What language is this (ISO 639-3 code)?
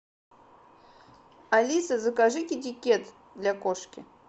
rus